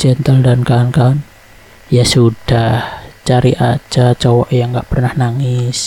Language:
Indonesian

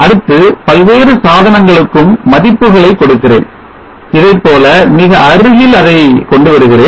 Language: Tamil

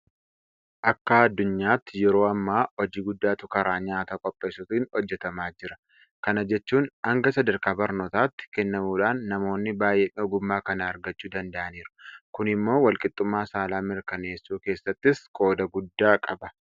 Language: Oromo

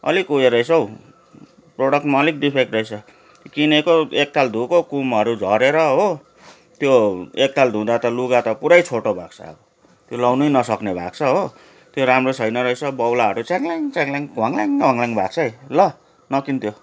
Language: Nepali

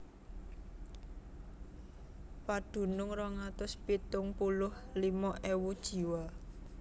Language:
Javanese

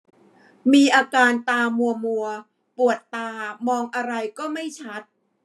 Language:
Thai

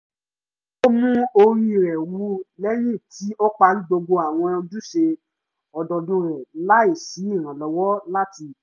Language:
Yoruba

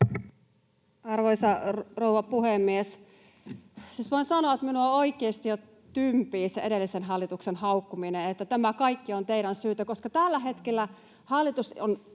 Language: Finnish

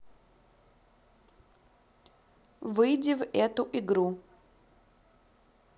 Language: Russian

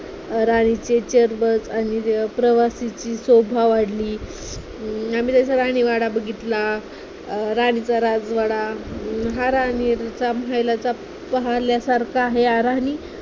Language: Marathi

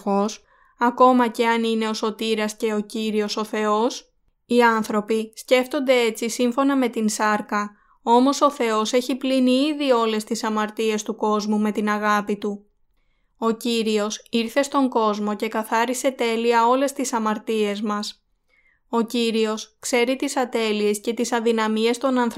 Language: Greek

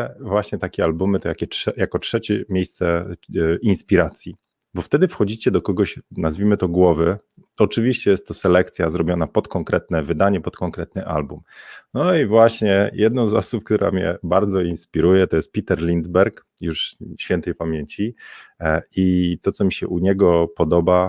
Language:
Polish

